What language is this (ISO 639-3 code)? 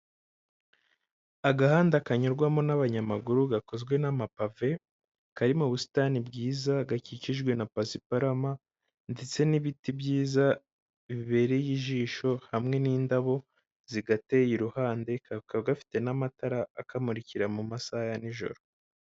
kin